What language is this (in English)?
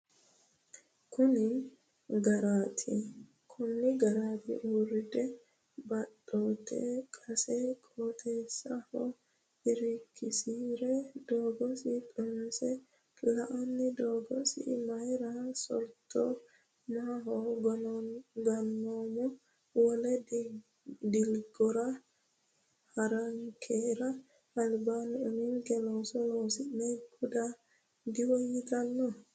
Sidamo